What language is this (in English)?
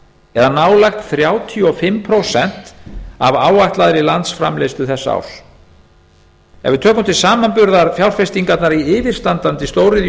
Icelandic